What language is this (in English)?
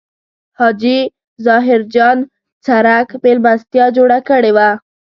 Pashto